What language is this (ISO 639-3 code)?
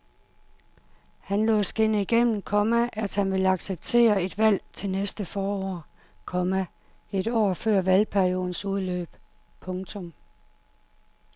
dan